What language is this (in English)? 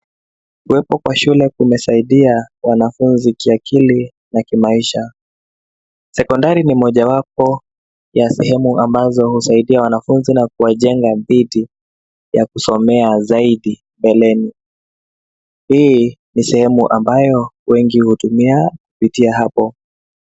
Swahili